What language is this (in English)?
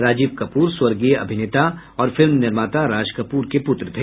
Hindi